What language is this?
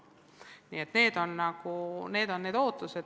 Estonian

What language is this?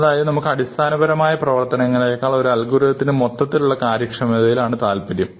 Malayalam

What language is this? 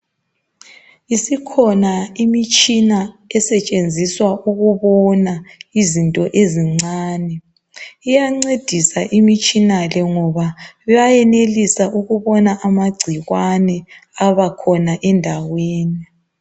North Ndebele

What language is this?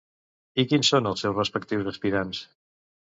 Catalan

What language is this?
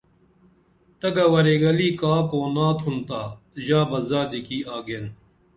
Dameli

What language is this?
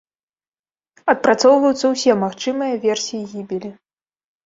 Belarusian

